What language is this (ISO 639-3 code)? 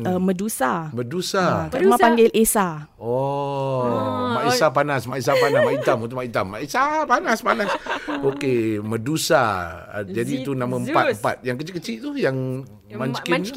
msa